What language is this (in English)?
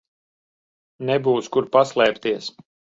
Latvian